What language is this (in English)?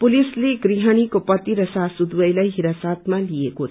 Nepali